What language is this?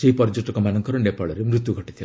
Odia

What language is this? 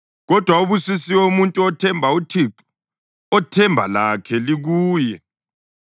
North Ndebele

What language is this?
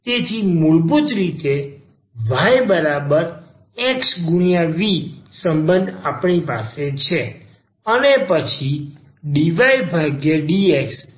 Gujarati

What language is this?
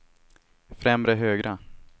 Swedish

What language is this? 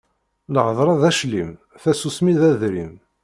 Kabyle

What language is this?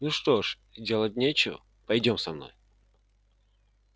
Russian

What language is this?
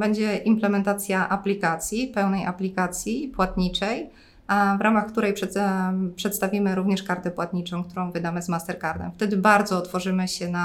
Polish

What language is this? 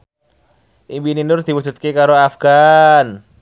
Javanese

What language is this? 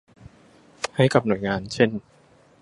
Thai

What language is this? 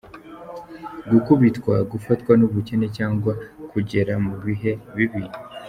Kinyarwanda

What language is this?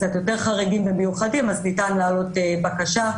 Hebrew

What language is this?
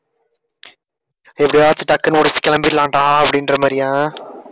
Tamil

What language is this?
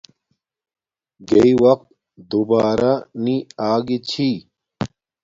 Domaaki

